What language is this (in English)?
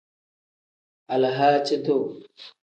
Tem